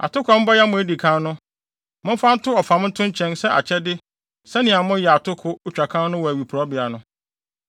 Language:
Akan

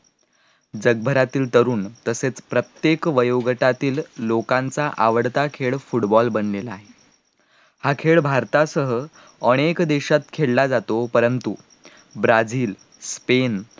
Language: Marathi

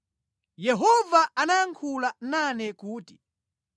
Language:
Nyanja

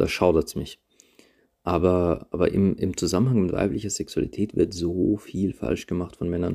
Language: German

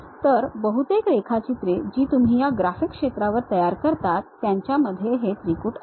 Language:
Marathi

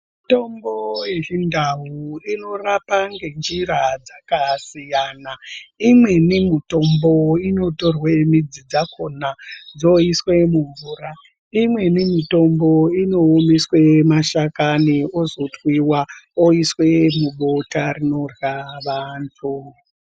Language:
Ndau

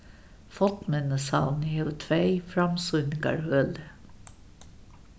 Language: Faroese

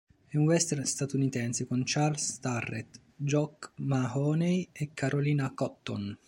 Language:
Italian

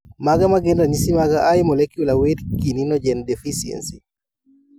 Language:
Luo (Kenya and Tanzania)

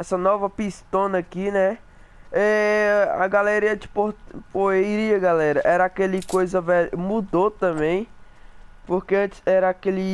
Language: Portuguese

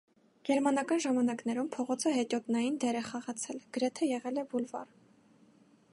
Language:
Armenian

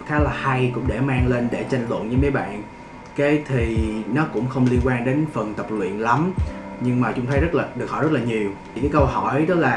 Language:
Vietnamese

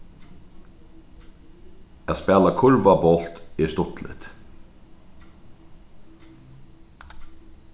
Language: Faroese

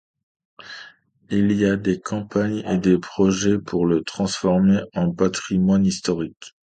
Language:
French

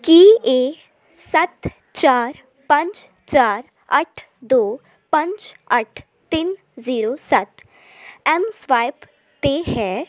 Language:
Punjabi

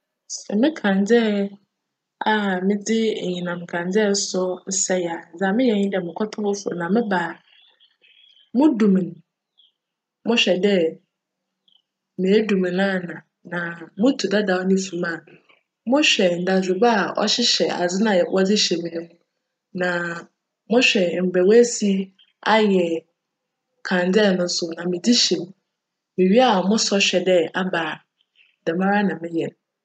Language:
Akan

